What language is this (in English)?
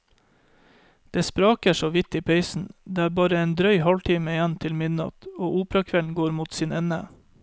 Norwegian